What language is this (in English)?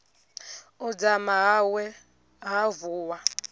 Venda